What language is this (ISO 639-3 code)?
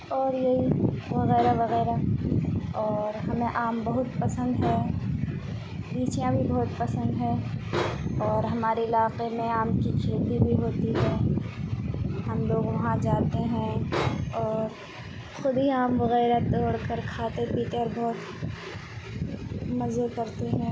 urd